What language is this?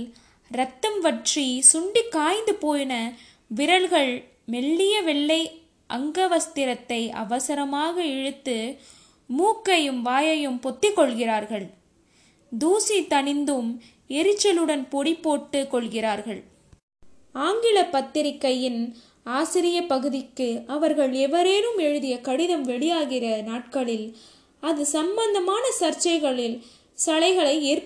Tamil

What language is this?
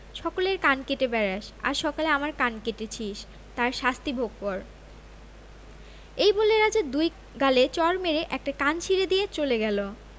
Bangla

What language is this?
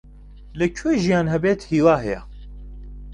Central Kurdish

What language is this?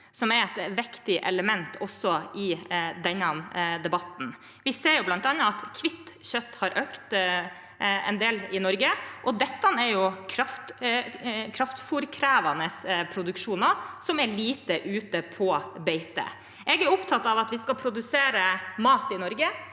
Norwegian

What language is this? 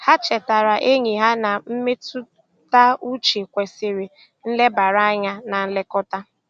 Igbo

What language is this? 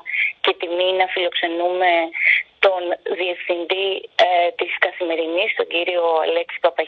Greek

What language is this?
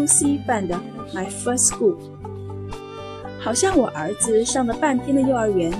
Chinese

